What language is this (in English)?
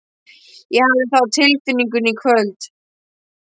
Icelandic